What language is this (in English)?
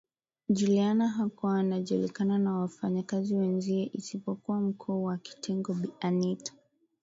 Swahili